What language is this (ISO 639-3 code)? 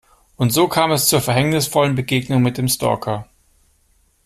deu